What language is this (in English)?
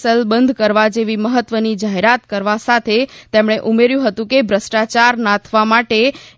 Gujarati